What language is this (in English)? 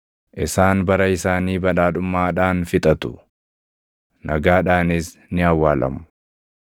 Oromo